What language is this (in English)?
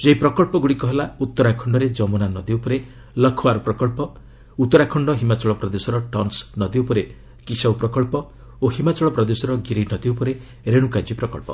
Odia